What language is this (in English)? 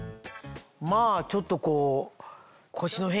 Japanese